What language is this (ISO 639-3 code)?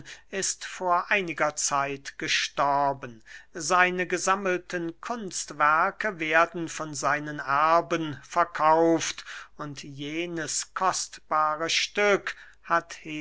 deu